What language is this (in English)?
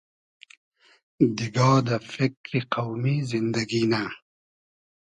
Hazaragi